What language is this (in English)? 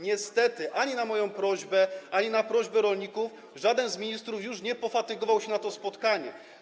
Polish